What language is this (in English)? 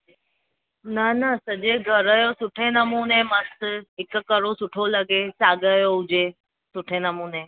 Sindhi